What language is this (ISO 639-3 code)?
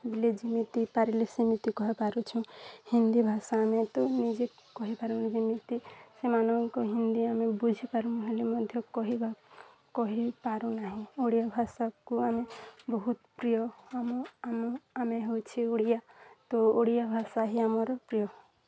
ori